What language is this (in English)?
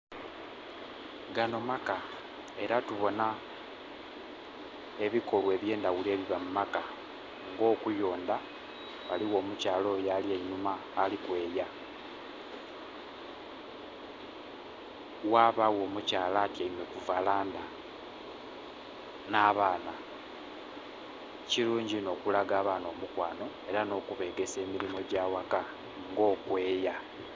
Soga